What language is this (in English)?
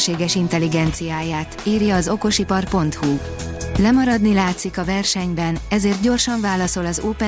Hungarian